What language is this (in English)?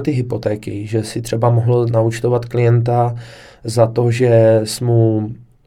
Czech